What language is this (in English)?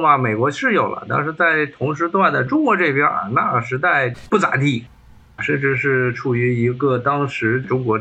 Chinese